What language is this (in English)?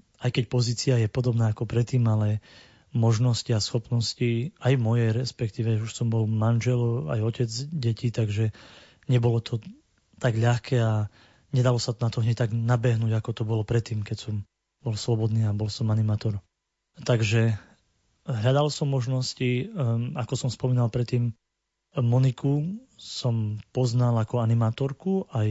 Slovak